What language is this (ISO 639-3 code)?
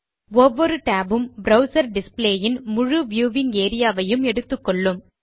tam